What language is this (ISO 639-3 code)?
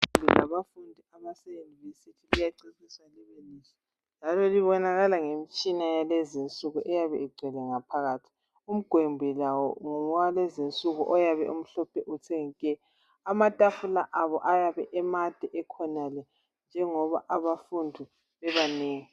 nde